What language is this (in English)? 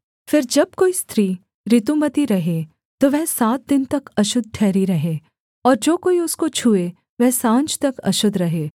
Hindi